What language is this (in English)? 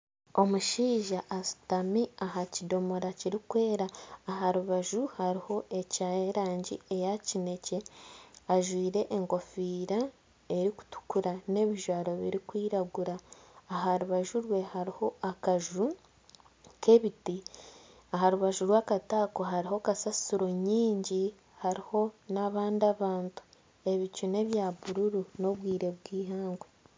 Nyankole